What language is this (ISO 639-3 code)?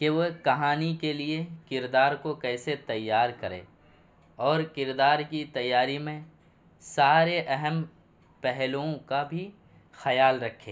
urd